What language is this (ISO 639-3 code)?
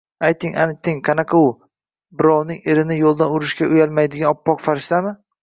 uzb